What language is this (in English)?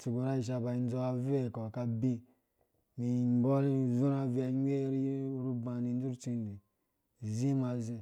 Dũya